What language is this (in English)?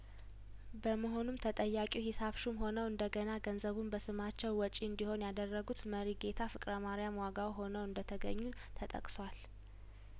Amharic